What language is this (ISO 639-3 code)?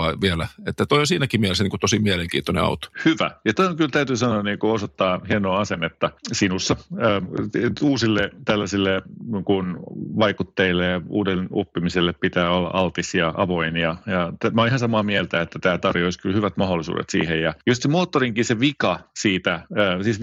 fin